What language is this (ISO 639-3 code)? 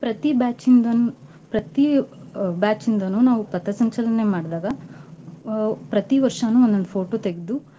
kan